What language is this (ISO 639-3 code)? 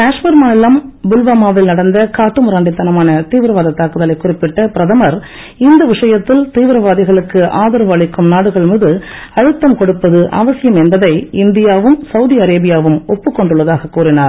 tam